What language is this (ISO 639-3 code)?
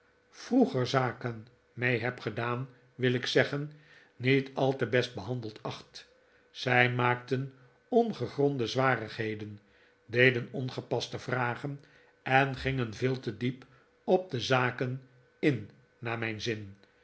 nld